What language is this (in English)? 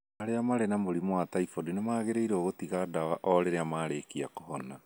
Kikuyu